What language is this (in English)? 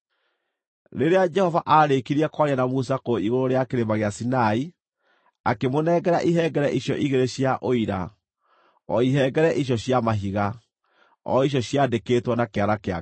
Kikuyu